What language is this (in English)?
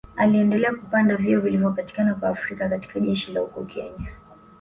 Swahili